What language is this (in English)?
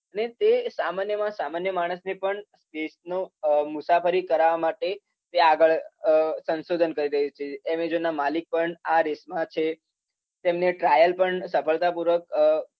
Gujarati